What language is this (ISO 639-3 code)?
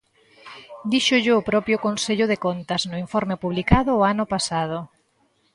glg